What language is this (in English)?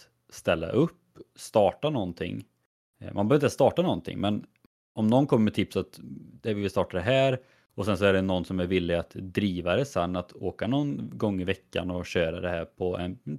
Swedish